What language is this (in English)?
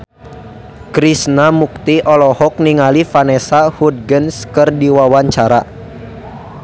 Sundanese